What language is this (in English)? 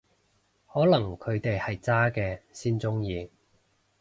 Cantonese